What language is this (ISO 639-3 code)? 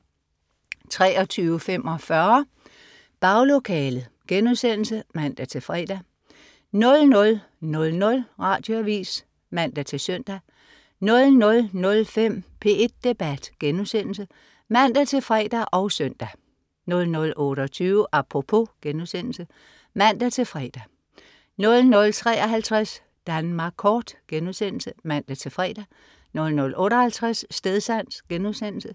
dan